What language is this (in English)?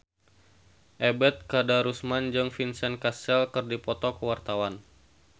Sundanese